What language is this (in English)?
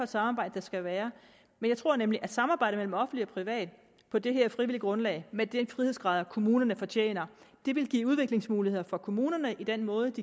Danish